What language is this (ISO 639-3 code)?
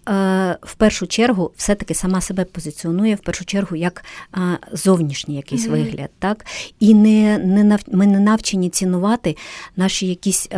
ukr